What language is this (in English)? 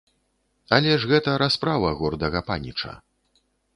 Belarusian